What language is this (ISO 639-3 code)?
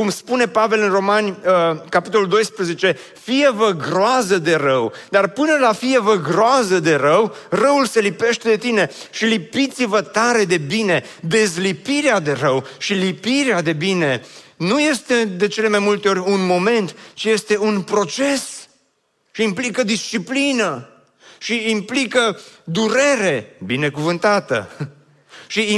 ron